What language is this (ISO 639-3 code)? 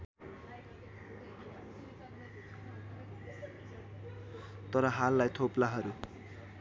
nep